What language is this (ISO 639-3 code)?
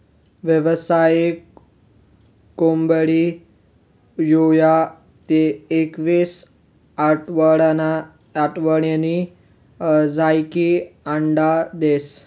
mar